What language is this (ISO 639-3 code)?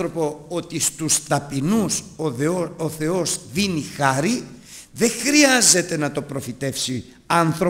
ell